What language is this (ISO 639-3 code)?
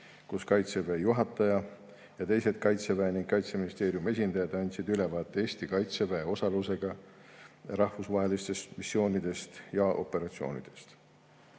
est